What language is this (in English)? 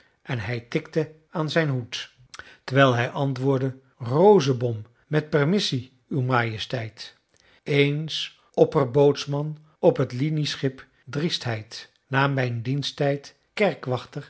Dutch